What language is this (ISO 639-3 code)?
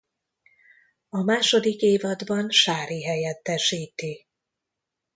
hun